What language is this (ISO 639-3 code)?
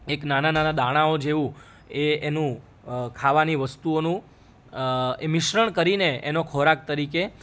guj